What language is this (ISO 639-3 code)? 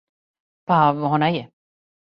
srp